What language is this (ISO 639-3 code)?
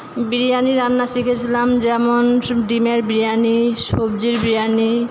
ben